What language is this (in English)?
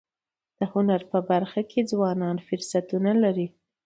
Pashto